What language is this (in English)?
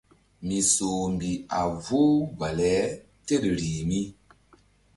Mbum